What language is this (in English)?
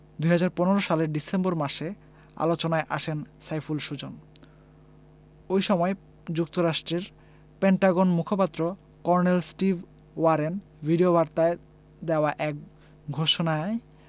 Bangla